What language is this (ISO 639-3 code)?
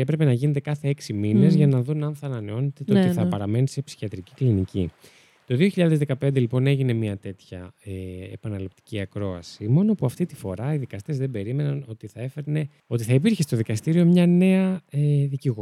ell